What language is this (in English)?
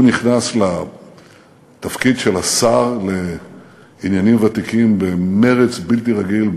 Hebrew